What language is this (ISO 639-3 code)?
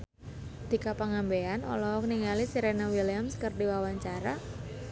sun